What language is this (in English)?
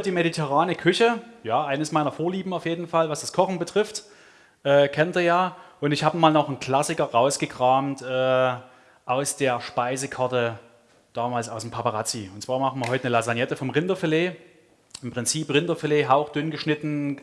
German